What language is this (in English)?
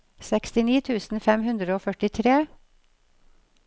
Norwegian